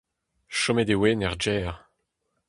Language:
Breton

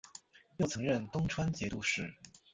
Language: Chinese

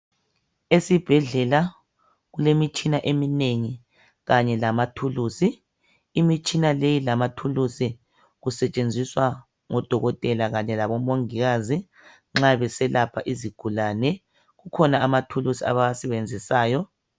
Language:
North Ndebele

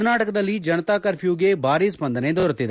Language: Kannada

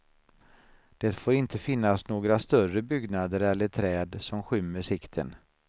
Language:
Swedish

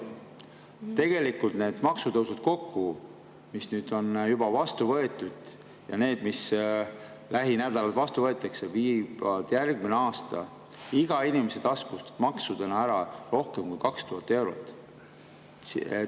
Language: Estonian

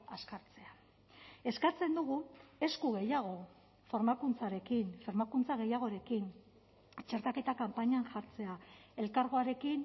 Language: Basque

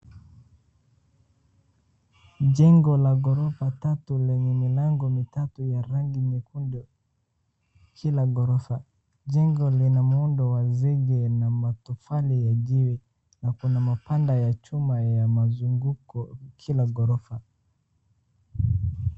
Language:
Swahili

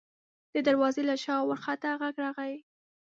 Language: Pashto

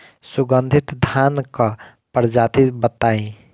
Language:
Bhojpuri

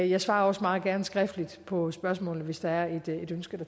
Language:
Danish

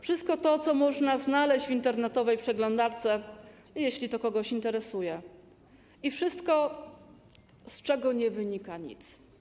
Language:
Polish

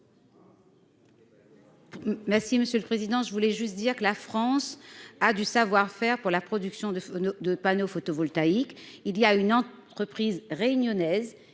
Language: French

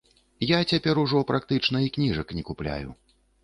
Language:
Belarusian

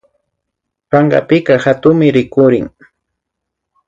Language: Imbabura Highland Quichua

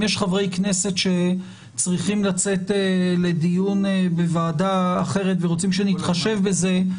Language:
Hebrew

